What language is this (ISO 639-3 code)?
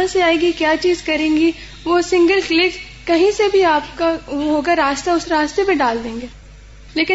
urd